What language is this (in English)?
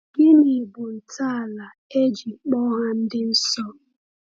Igbo